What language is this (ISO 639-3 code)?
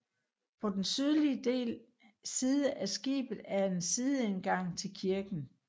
dan